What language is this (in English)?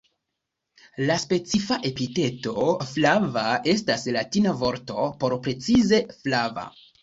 Esperanto